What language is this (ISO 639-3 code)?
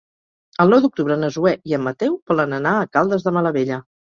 cat